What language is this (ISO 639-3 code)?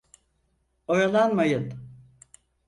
tur